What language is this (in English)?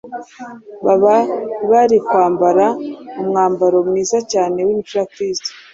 Kinyarwanda